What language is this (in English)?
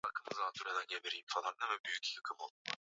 Swahili